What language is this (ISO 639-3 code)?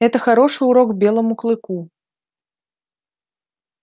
rus